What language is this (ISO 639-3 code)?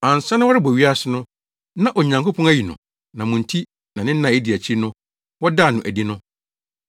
aka